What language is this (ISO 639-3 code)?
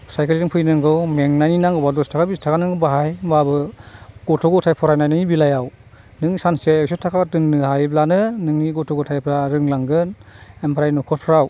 brx